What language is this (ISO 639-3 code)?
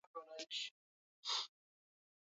swa